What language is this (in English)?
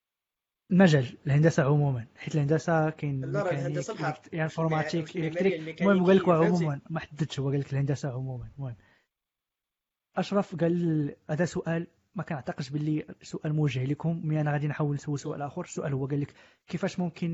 Arabic